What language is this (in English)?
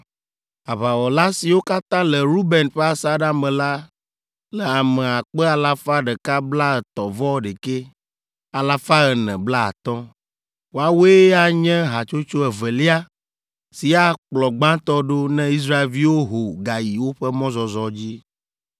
Ewe